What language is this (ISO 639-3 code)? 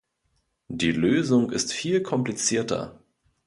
deu